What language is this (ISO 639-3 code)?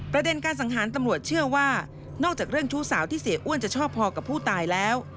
tha